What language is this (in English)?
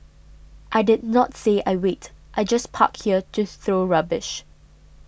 English